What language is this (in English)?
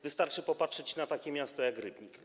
Polish